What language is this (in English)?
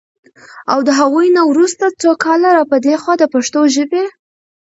Pashto